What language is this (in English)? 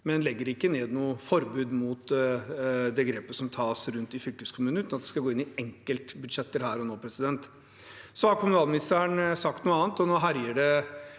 Norwegian